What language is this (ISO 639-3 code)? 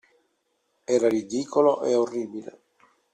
ita